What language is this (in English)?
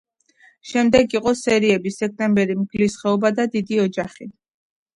Georgian